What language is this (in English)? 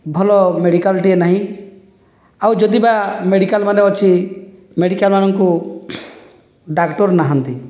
Odia